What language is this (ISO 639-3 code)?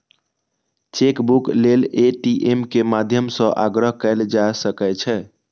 mai